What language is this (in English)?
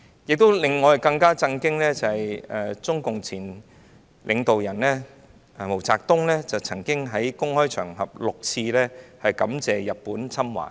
Cantonese